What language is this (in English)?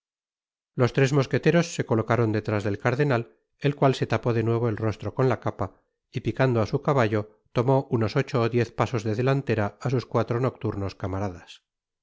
Spanish